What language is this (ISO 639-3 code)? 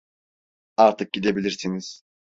tur